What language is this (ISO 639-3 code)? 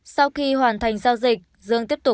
vie